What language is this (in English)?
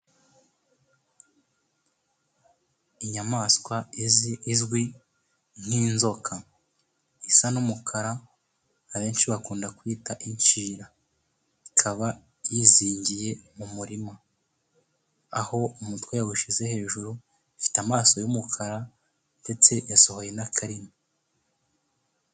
Kinyarwanda